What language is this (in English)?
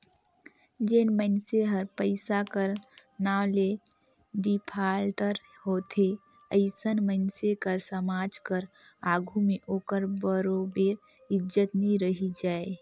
Chhattisgarhi